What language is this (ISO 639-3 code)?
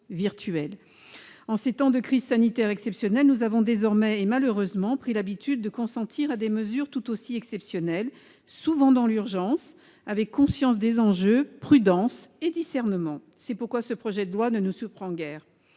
fra